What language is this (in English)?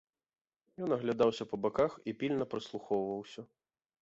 Belarusian